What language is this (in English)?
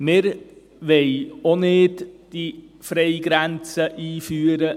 Swiss German